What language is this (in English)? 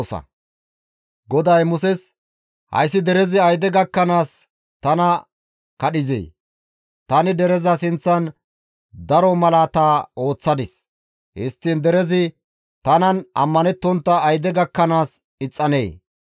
Gamo